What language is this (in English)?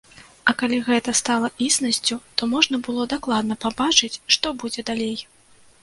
Belarusian